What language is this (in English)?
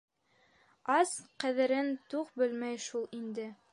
Bashkir